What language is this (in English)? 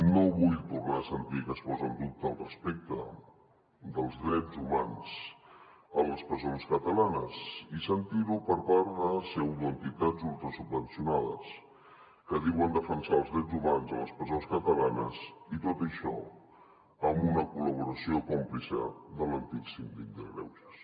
Catalan